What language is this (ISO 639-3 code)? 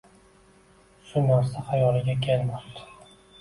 uzb